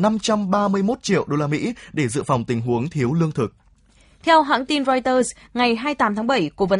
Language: Vietnamese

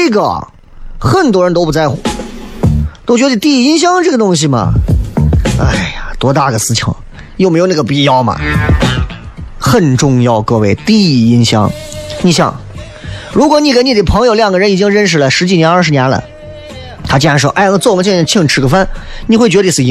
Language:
Chinese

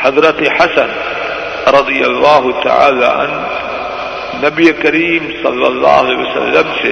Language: Urdu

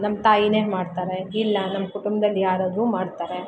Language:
Kannada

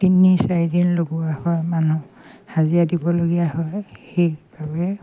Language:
Assamese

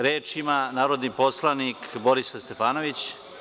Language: Serbian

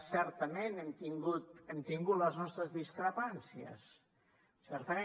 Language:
Catalan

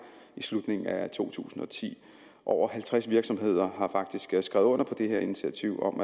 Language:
Danish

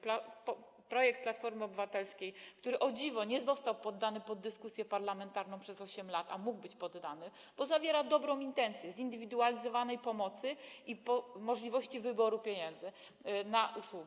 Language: Polish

